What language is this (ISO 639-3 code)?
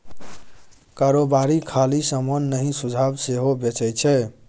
mai